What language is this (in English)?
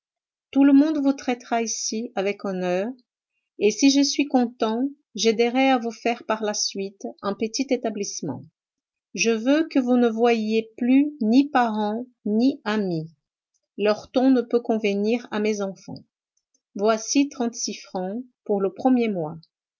French